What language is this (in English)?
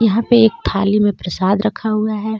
Hindi